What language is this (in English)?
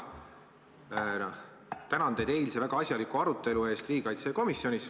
Estonian